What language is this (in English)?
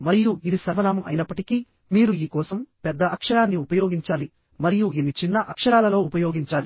Telugu